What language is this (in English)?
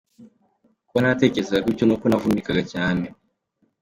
Kinyarwanda